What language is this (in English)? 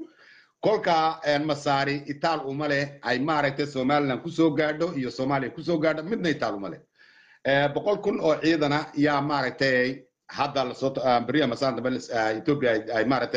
Arabic